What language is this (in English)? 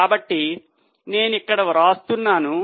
Telugu